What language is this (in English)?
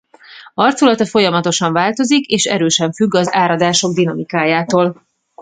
Hungarian